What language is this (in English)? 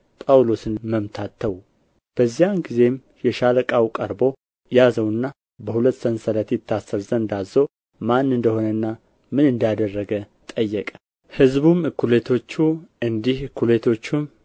Amharic